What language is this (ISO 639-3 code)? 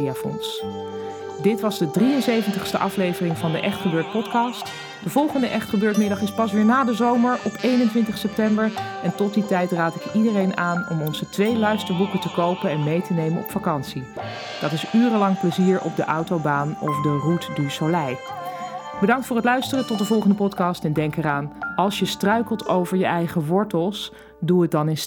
nld